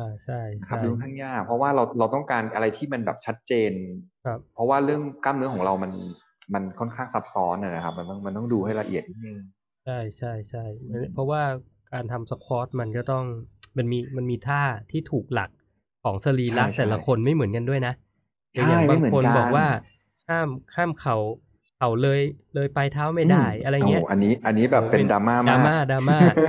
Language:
Thai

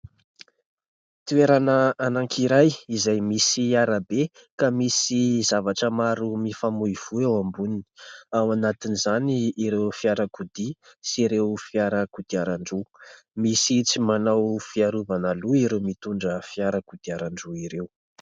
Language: Malagasy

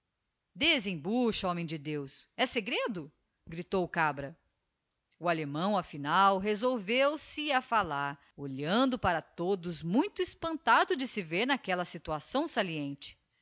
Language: Portuguese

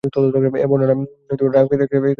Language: Bangla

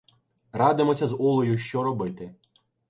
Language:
Ukrainian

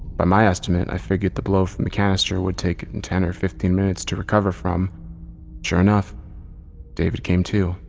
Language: English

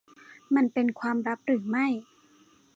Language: Thai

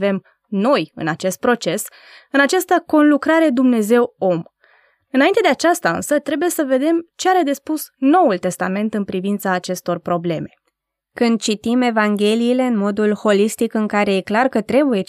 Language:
Romanian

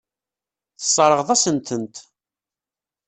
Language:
Kabyle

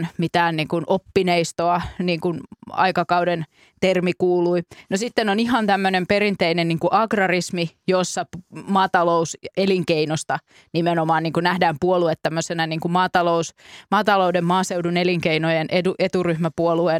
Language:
Finnish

